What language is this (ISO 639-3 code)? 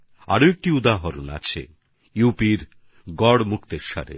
ben